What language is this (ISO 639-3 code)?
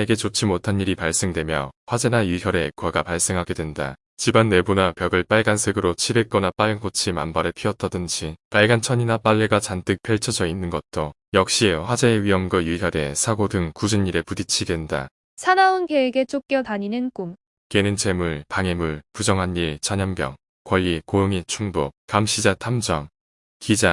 kor